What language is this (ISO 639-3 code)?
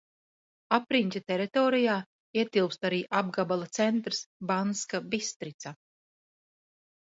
lav